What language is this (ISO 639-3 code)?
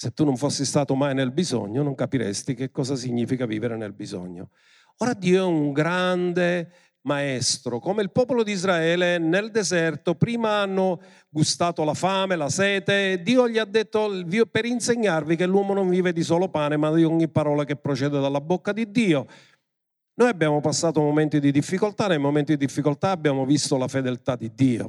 ita